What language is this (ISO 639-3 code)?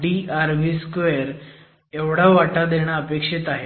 mar